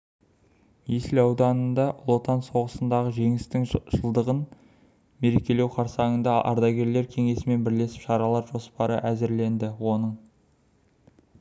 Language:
Kazakh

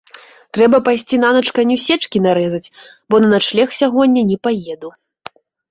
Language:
Belarusian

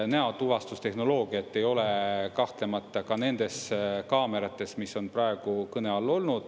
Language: Estonian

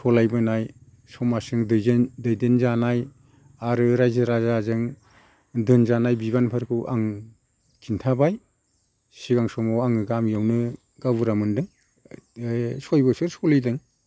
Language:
Bodo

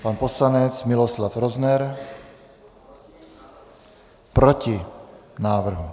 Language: Czech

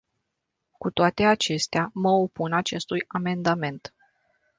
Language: Romanian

